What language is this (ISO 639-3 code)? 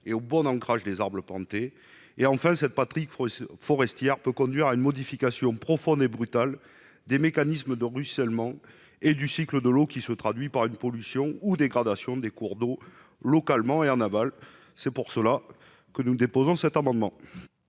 fra